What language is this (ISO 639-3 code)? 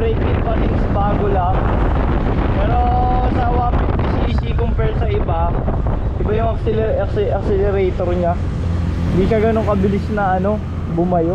fil